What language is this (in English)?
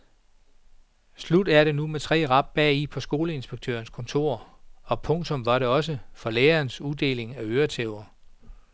Danish